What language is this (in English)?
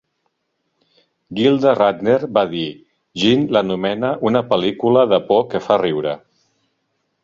Catalan